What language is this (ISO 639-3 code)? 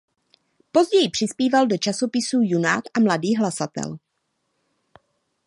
ces